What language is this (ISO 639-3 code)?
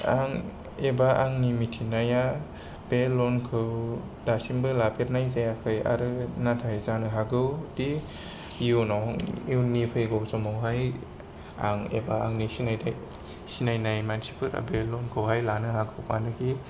brx